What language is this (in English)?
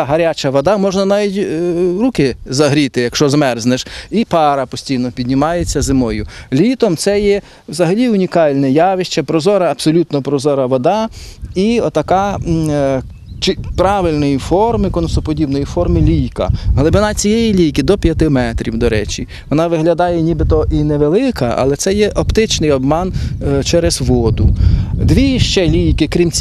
Ukrainian